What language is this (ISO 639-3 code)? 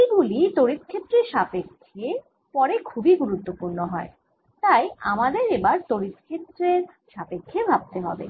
ben